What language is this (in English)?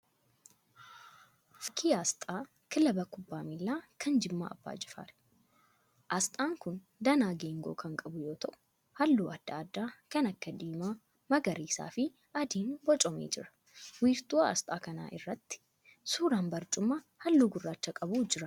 Oromo